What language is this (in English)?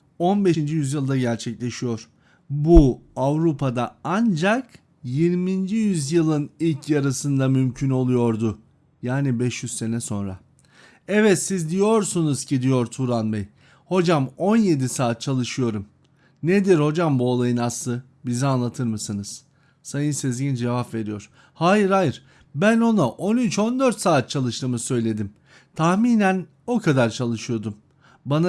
Turkish